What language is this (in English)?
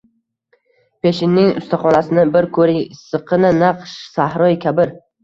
Uzbek